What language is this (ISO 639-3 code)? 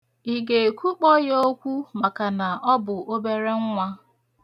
ibo